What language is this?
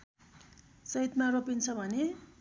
Nepali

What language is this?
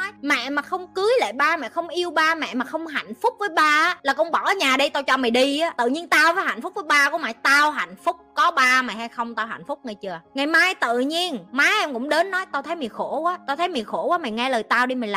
Vietnamese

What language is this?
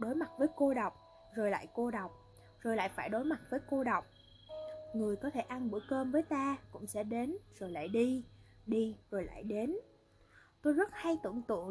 Vietnamese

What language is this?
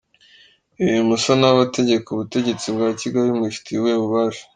Kinyarwanda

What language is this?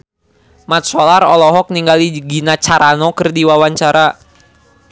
Sundanese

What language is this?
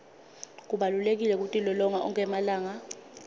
Swati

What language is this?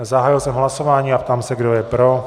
Czech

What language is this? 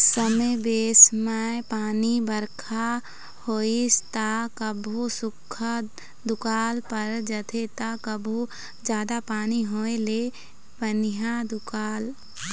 Chhattisgarhi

